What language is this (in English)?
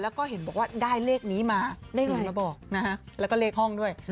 Thai